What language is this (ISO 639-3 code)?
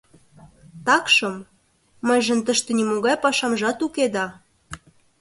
chm